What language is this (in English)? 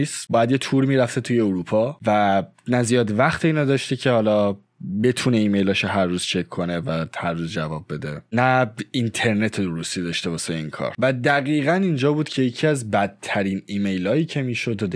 Persian